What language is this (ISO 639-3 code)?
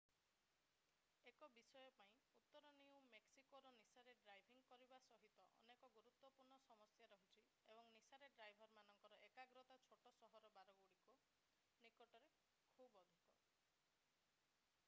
ori